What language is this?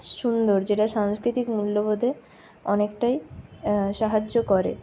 Bangla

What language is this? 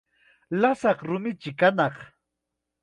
Chiquián Ancash Quechua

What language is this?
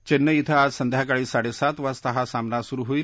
Marathi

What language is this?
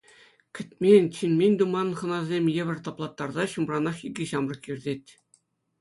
Chuvash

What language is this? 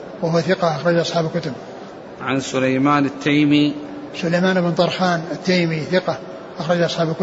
Arabic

